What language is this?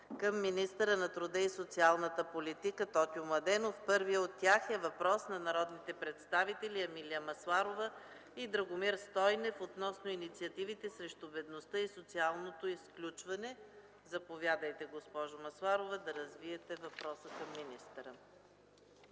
Bulgarian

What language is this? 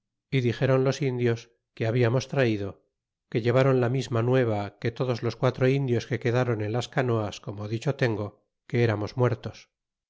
Spanish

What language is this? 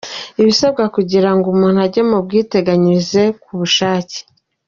Kinyarwanda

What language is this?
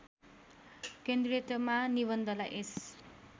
Nepali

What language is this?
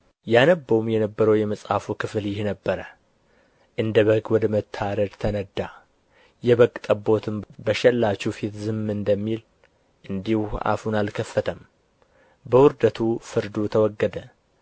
Amharic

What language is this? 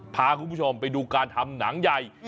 Thai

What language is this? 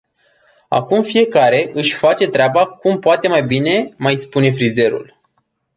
Romanian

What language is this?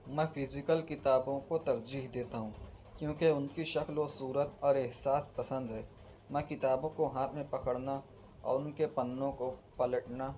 Urdu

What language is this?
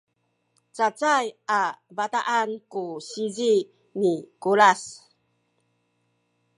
Sakizaya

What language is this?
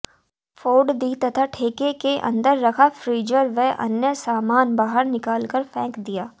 Hindi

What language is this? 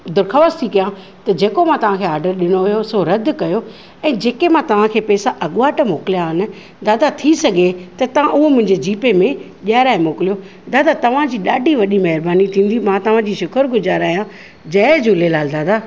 Sindhi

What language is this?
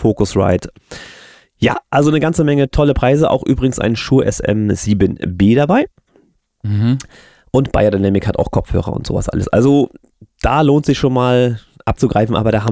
German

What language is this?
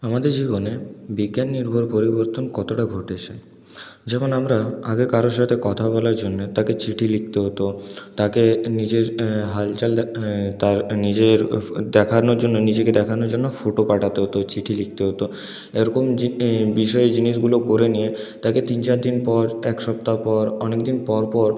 Bangla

